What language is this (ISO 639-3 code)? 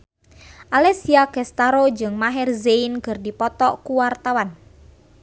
sun